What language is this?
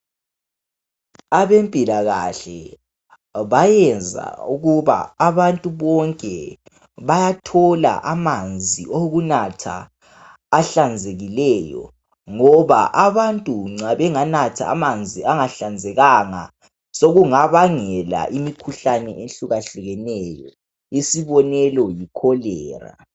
North Ndebele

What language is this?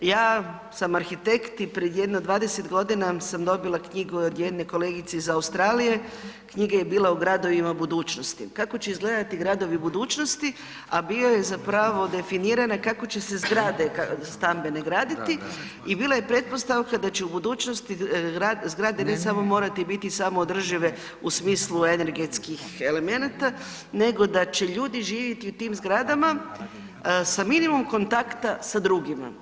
Croatian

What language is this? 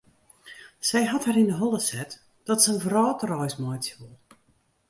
Western Frisian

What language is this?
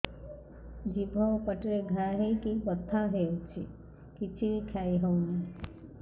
Odia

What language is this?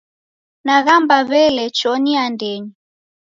Taita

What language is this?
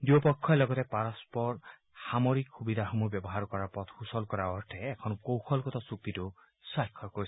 Assamese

